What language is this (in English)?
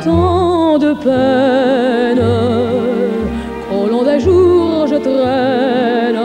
French